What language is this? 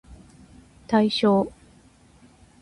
Japanese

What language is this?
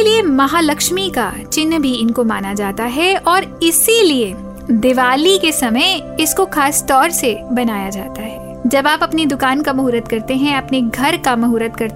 Hindi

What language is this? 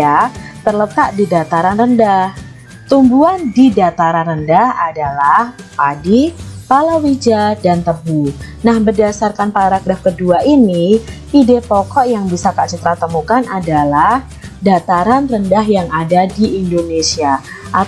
Indonesian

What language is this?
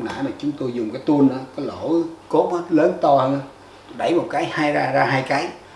Vietnamese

